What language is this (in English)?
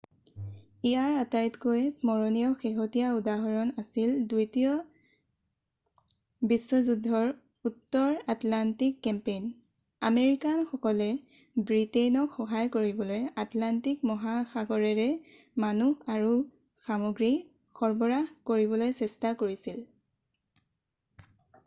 Assamese